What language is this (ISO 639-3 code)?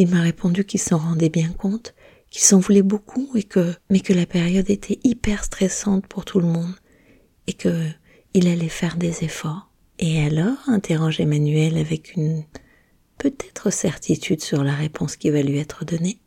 fra